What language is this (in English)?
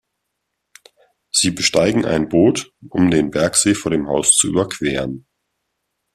German